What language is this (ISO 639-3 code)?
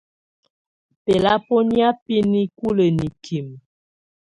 tvu